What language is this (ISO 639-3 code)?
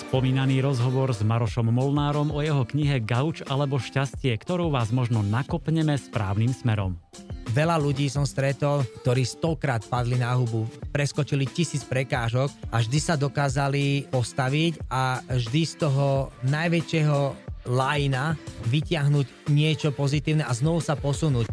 slk